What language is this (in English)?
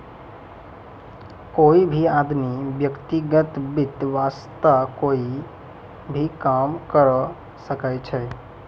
Maithili